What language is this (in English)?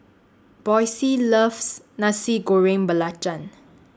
English